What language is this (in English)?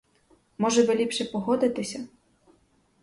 Ukrainian